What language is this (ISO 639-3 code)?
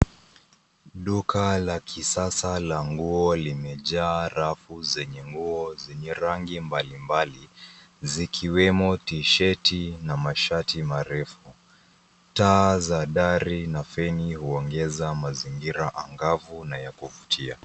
swa